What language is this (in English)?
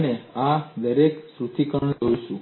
Gujarati